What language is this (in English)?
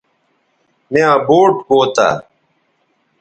Bateri